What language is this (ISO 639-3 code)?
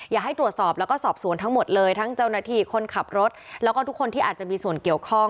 tha